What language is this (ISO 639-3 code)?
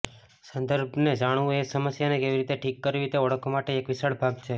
guj